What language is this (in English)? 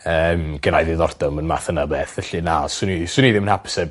Welsh